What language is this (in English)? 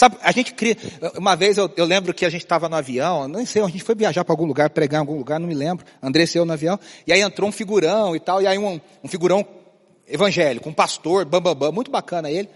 Portuguese